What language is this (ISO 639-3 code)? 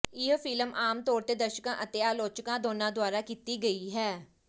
pan